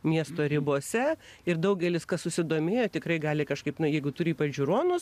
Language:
Lithuanian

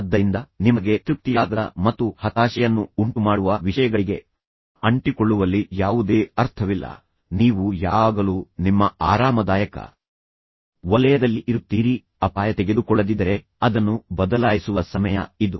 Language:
Kannada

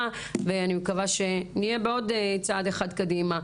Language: Hebrew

